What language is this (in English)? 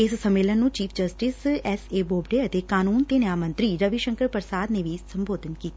Punjabi